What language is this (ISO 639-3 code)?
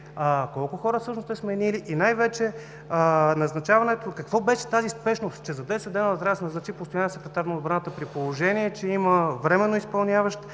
bul